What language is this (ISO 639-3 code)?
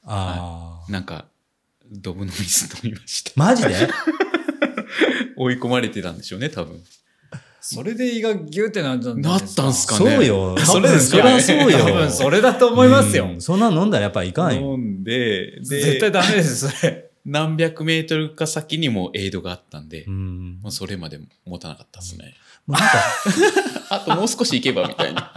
jpn